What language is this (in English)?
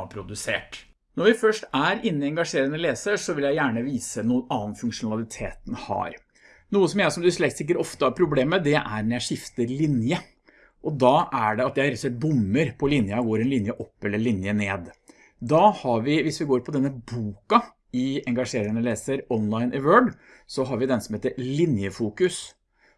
Norwegian